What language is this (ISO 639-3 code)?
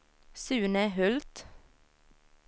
swe